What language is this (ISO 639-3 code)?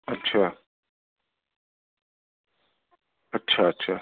urd